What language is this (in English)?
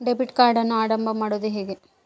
Kannada